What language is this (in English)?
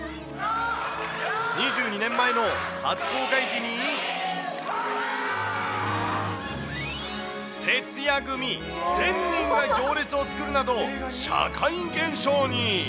Japanese